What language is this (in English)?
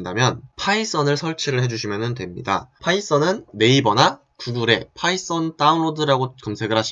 Korean